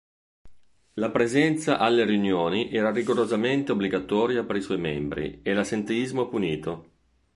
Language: Italian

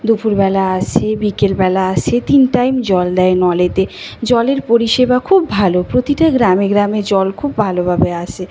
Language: Bangla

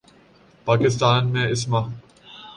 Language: Urdu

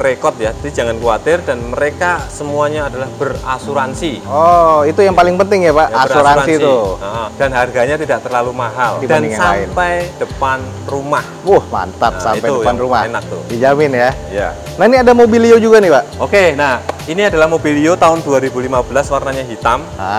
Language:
Indonesian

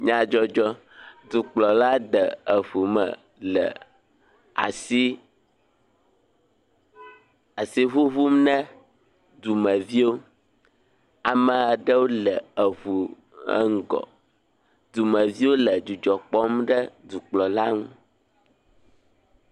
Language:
Ewe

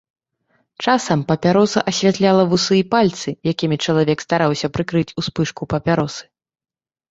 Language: Belarusian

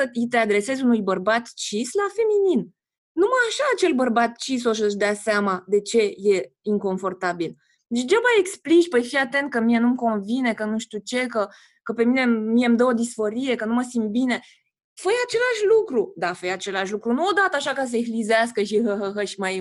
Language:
Romanian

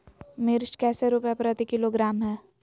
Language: Magahi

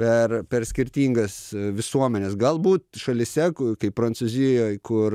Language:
Lithuanian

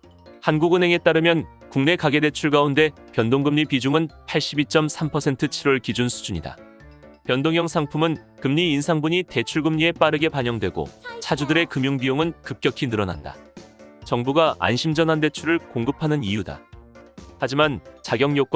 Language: Korean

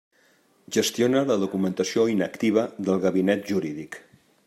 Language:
Catalan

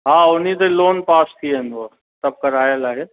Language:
Sindhi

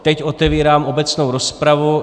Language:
Czech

